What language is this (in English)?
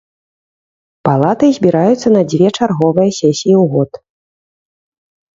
Belarusian